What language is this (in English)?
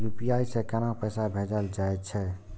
Maithili